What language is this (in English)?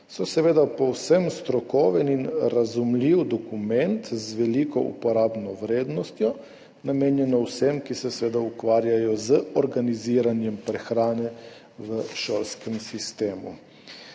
Slovenian